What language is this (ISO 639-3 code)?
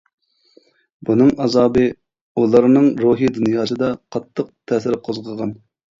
uig